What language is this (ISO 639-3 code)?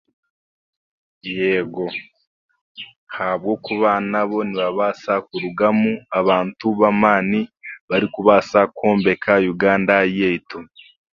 cgg